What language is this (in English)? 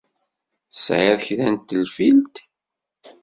Kabyle